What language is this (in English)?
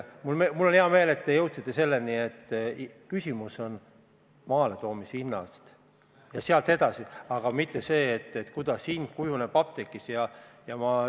Estonian